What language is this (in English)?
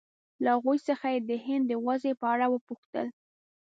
Pashto